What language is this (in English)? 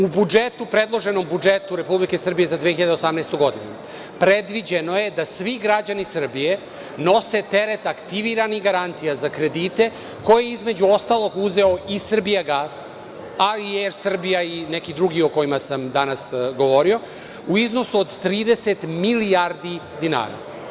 Serbian